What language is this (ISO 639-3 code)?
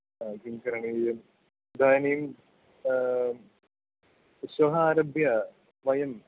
san